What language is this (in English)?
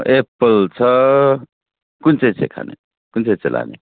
Nepali